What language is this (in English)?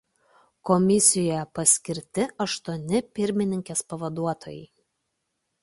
Lithuanian